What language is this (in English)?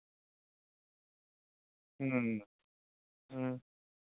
Santali